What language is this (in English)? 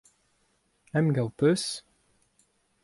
Breton